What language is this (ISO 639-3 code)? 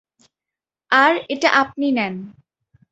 ben